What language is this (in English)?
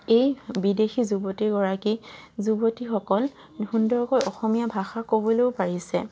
Assamese